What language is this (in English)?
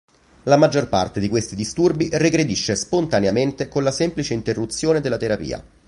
Italian